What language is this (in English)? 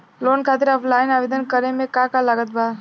Bhojpuri